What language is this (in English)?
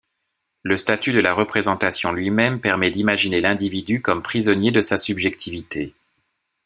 French